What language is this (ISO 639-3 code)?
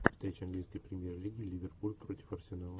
rus